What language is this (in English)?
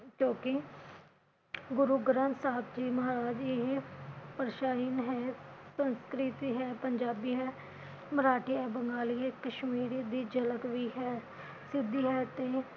Punjabi